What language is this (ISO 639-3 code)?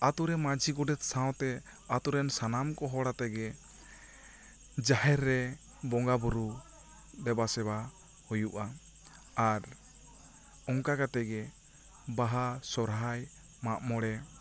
sat